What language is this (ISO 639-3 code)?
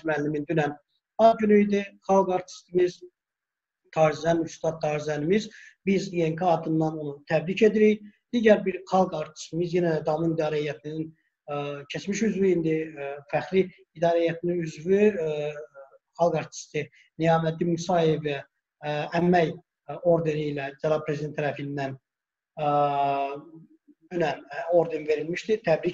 tur